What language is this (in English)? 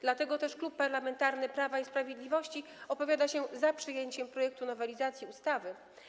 Polish